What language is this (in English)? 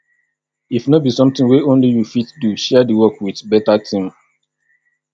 Nigerian Pidgin